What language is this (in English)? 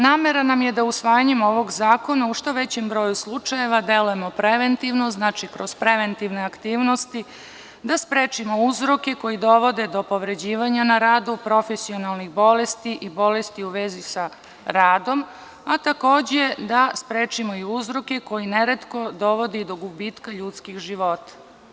Serbian